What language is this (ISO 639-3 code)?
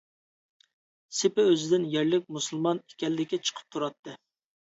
uig